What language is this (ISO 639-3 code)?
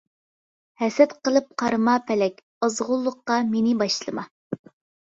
uig